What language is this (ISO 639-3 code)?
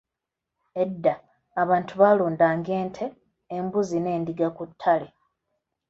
lug